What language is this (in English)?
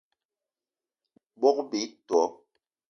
Eton (Cameroon)